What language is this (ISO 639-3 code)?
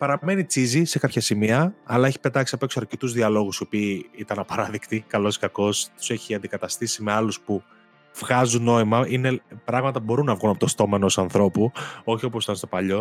ell